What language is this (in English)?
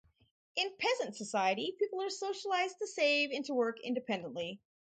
English